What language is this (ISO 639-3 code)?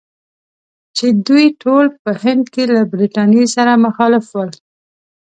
pus